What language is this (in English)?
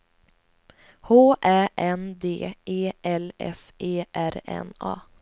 Swedish